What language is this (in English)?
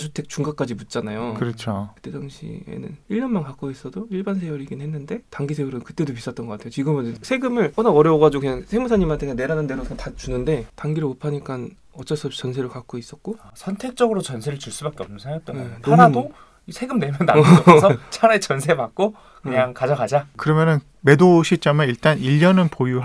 Korean